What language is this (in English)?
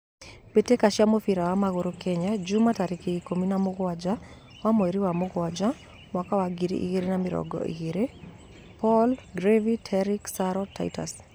Kikuyu